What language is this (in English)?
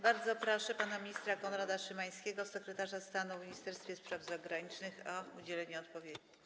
Polish